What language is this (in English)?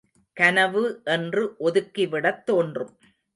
Tamil